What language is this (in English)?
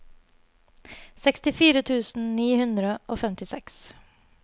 Norwegian